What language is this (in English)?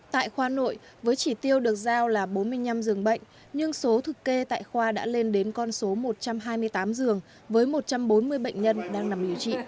Vietnamese